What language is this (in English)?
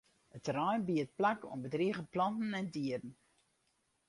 Western Frisian